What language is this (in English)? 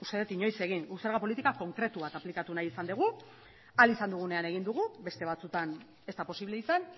Basque